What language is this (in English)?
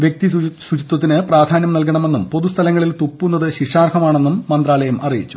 Malayalam